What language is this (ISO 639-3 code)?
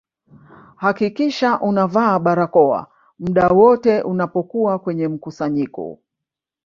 swa